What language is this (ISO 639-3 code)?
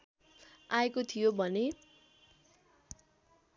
nep